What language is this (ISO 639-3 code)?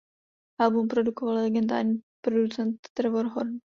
ces